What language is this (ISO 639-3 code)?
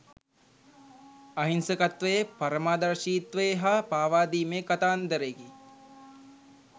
sin